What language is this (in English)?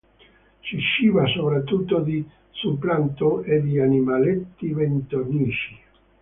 Italian